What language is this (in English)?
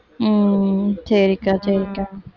Tamil